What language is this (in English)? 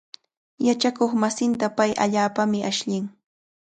Cajatambo North Lima Quechua